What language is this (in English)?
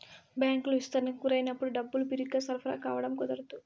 Telugu